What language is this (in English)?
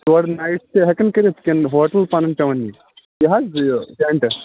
Kashmiri